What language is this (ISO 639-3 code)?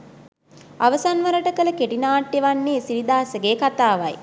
sin